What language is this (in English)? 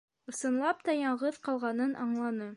Bashkir